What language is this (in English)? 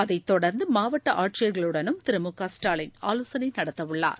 Tamil